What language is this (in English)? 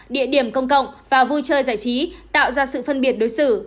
Vietnamese